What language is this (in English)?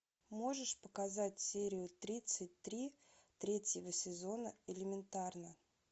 Russian